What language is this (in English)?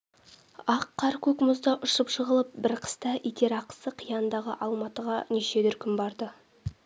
Kazakh